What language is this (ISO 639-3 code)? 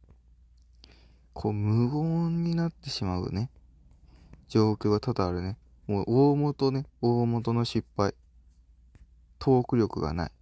jpn